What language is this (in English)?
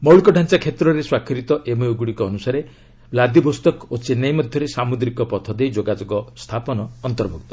Odia